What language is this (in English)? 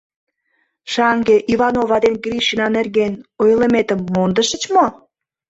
Mari